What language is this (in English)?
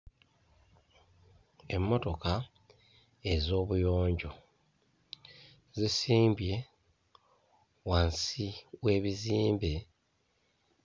Ganda